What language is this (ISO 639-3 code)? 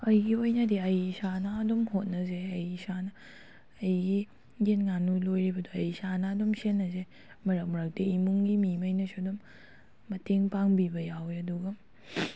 mni